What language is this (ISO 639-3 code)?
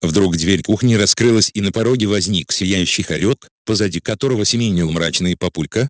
rus